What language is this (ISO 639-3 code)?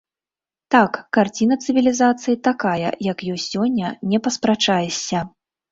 bel